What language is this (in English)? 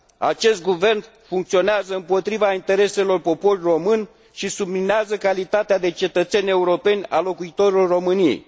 Romanian